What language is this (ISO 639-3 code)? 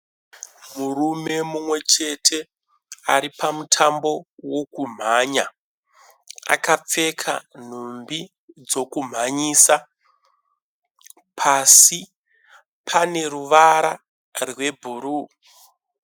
sna